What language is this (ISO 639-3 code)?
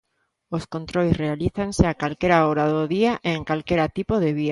glg